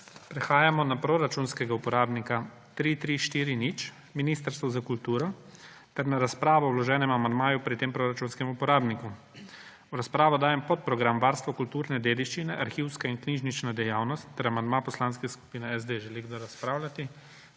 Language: Slovenian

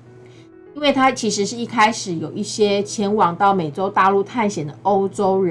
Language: Chinese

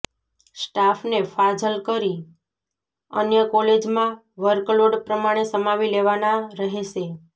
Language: Gujarati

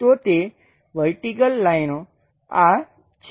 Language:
Gujarati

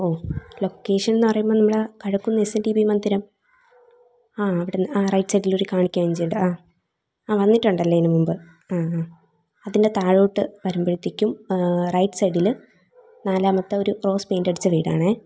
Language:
Malayalam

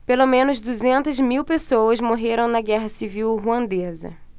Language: Portuguese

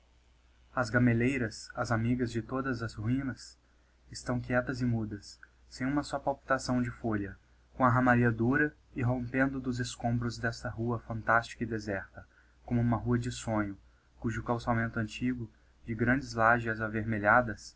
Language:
Portuguese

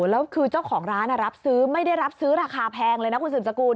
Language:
Thai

